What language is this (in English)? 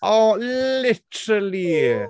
Welsh